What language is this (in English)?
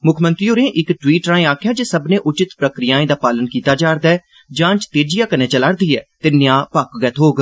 Dogri